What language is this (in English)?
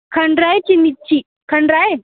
Sindhi